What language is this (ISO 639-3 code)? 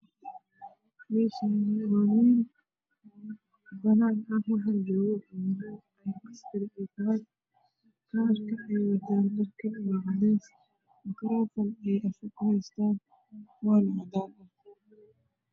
som